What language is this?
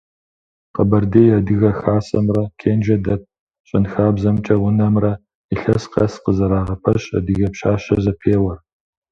Kabardian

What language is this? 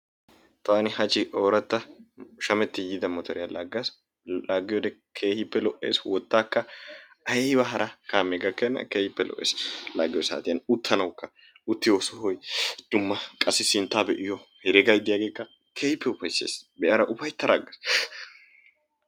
Wolaytta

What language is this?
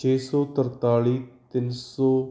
Punjabi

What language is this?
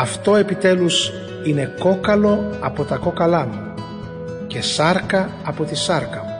Greek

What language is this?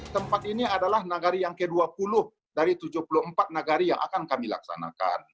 Indonesian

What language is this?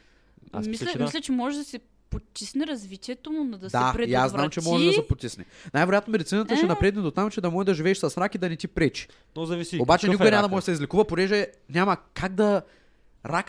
Bulgarian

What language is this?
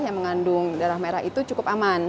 Indonesian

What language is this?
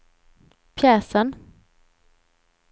Swedish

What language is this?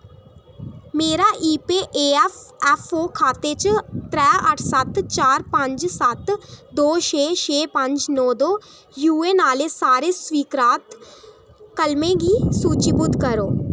Dogri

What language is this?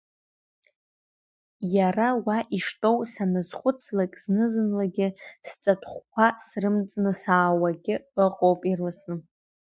Abkhazian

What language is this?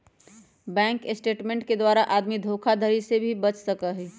Magahi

